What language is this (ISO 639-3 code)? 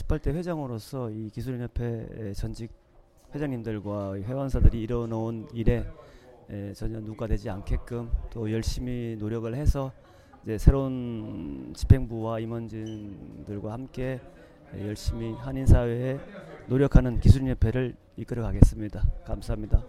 kor